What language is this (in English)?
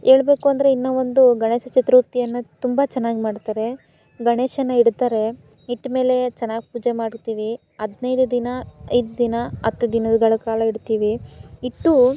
Kannada